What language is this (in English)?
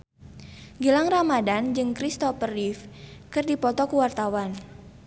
Sundanese